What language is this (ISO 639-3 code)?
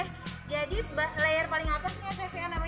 ind